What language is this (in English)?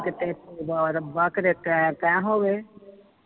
Punjabi